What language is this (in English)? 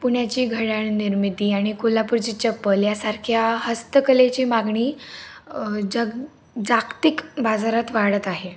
Marathi